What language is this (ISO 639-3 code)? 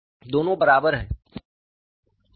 hin